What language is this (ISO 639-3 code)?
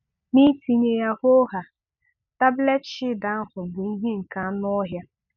ibo